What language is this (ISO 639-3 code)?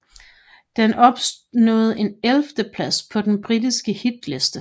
dan